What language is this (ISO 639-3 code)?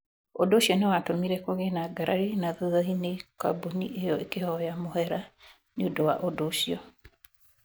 kik